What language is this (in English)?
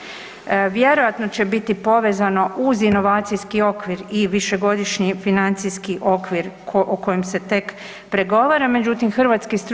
Croatian